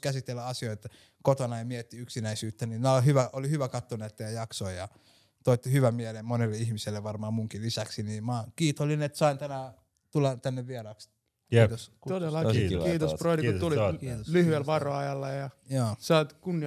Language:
Finnish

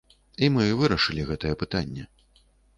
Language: Belarusian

